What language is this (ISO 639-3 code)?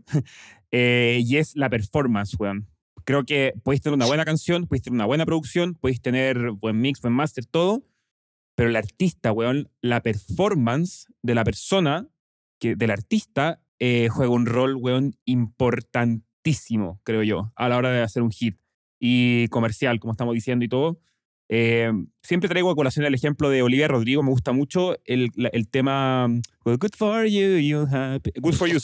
spa